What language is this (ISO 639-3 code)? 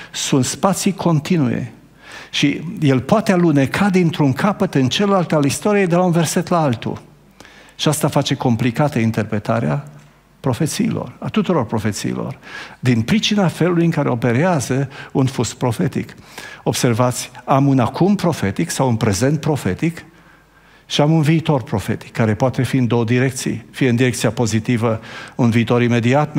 ron